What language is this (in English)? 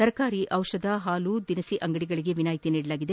Kannada